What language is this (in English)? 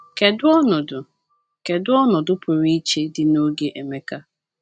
Igbo